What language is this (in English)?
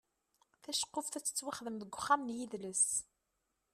Kabyle